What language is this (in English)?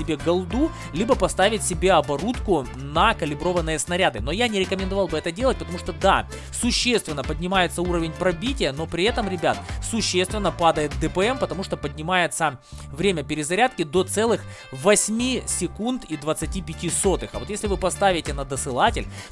Russian